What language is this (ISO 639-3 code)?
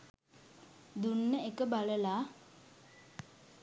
sin